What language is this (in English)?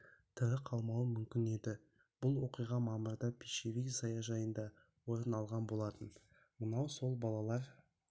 Kazakh